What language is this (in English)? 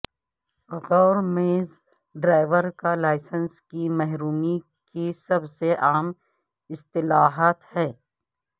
Urdu